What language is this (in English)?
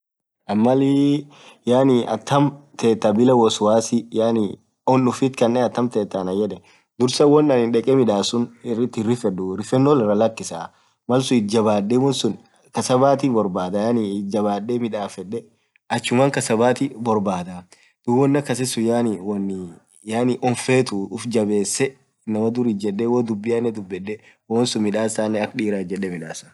Orma